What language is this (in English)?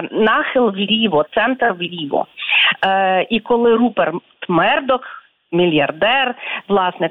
Ukrainian